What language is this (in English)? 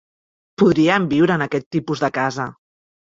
Catalan